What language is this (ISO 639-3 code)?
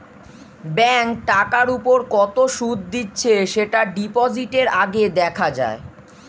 ben